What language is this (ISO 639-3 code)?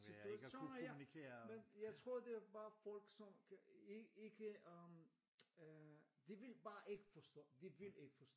dan